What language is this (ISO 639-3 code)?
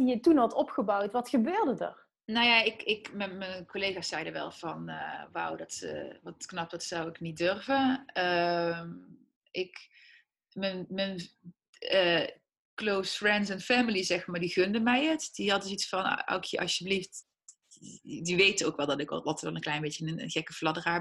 nld